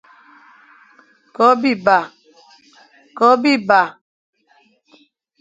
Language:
Fang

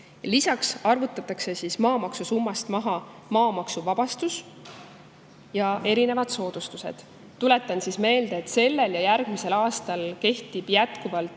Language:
Estonian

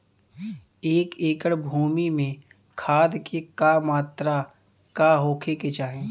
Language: Bhojpuri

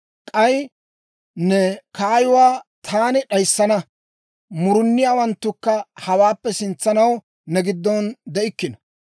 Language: Dawro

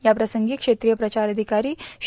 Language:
Marathi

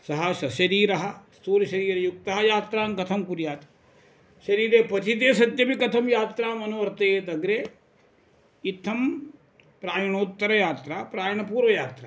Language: Sanskrit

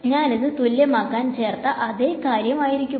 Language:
Malayalam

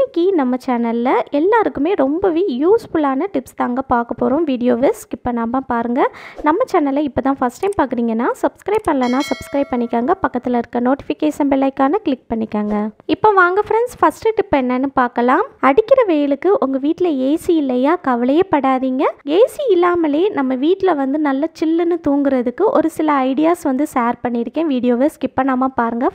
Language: Arabic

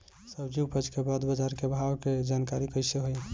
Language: Bhojpuri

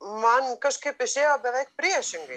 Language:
Lithuanian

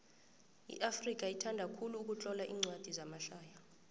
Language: South Ndebele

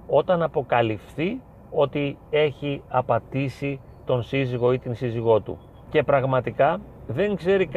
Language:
Greek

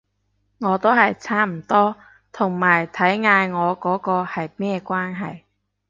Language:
Cantonese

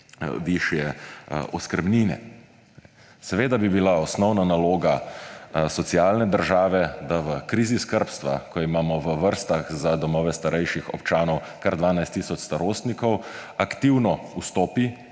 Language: Slovenian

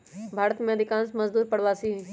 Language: Magahi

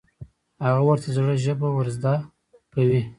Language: Pashto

